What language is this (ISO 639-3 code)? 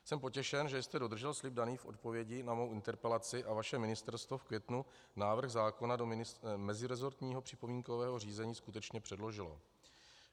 ces